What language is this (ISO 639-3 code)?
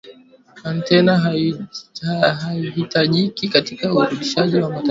swa